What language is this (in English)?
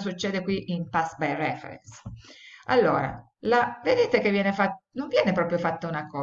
Italian